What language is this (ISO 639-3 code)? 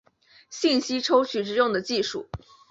zho